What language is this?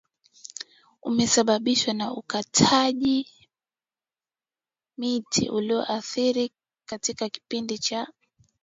Swahili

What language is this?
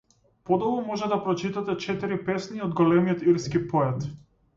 Macedonian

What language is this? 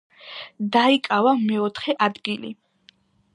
Georgian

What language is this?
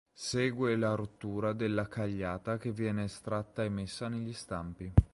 Italian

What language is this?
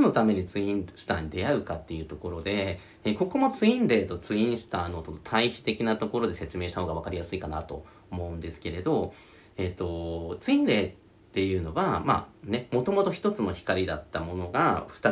Japanese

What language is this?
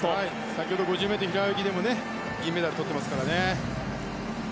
Japanese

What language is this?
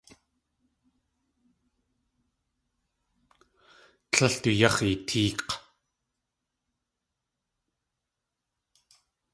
Tlingit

